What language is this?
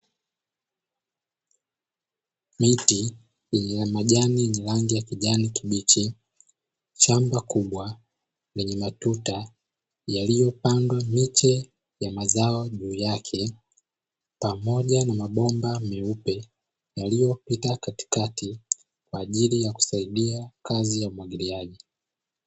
Swahili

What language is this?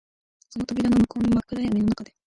Japanese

